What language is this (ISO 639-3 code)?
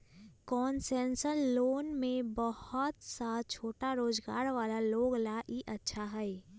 mag